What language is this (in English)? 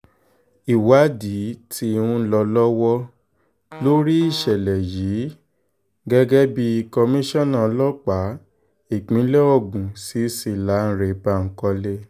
Yoruba